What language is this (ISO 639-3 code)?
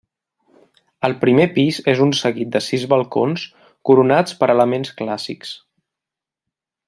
cat